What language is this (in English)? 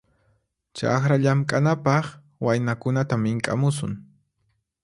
Puno Quechua